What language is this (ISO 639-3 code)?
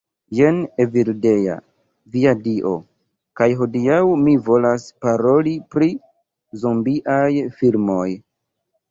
epo